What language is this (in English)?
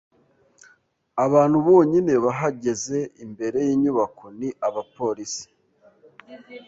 Kinyarwanda